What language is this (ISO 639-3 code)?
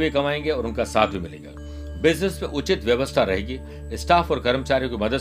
hin